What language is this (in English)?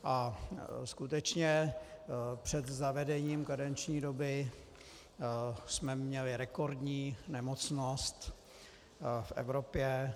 Czech